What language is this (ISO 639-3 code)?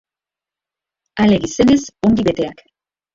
eus